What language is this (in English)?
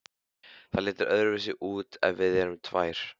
Icelandic